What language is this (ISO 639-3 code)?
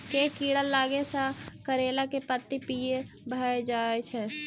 mai